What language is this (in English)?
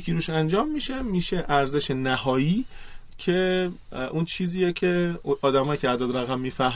Persian